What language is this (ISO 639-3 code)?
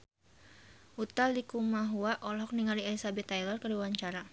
sun